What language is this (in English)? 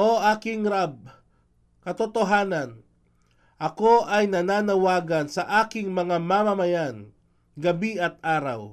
Filipino